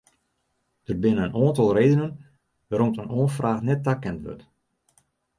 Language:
Western Frisian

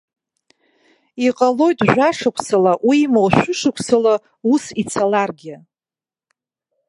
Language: Abkhazian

